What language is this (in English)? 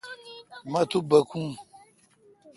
Kalkoti